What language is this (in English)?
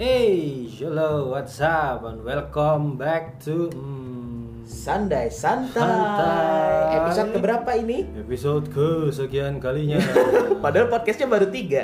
Indonesian